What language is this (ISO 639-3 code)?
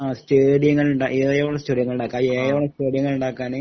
mal